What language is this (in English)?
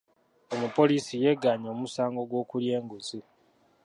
Ganda